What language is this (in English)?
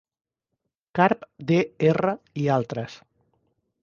Catalan